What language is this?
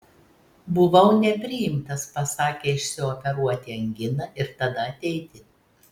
Lithuanian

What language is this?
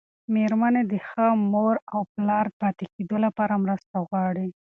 Pashto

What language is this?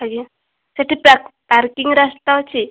Odia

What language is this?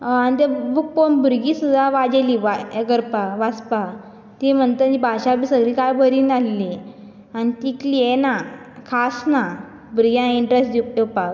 Konkani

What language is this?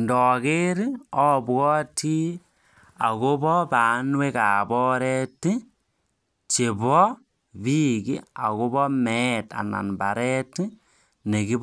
Kalenjin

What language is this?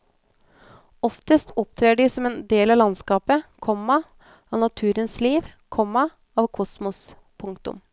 Norwegian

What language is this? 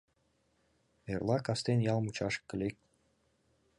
Mari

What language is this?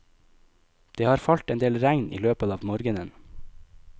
Norwegian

